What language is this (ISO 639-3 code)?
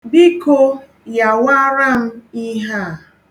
ibo